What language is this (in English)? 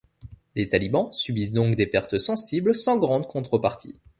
French